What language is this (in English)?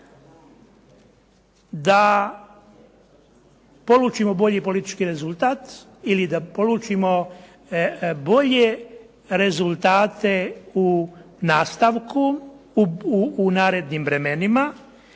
Croatian